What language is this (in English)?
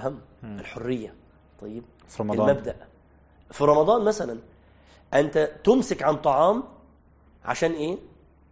Arabic